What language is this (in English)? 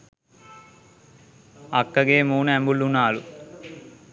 Sinhala